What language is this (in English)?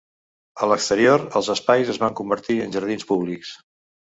Catalan